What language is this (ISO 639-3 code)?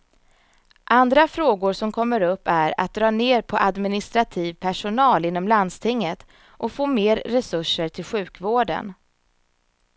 swe